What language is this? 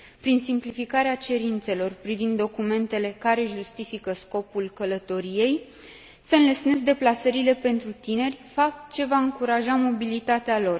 Romanian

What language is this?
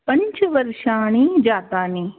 Sanskrit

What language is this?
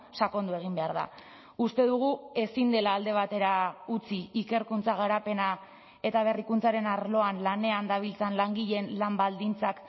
Basque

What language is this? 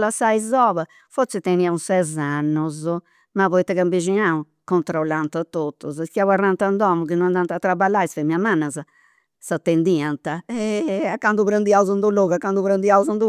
Campidanese Sardinian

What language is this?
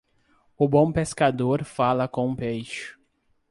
Portuguese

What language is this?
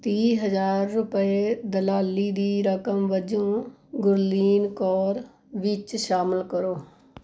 Punjabi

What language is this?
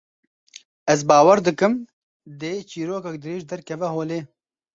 Kurdish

